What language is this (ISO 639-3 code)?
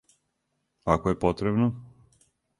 srp